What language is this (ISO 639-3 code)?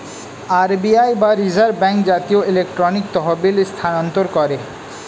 ben